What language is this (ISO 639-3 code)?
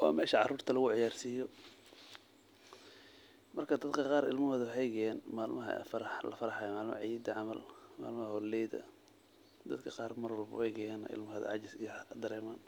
som